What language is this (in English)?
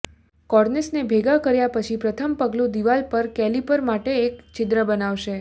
Gujarati